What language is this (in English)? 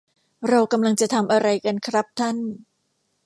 Thai